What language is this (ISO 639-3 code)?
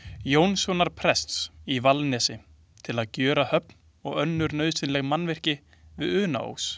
isl